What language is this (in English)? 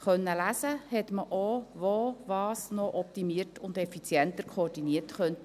Swiss German